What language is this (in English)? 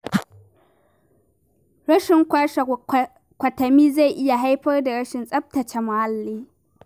Hausa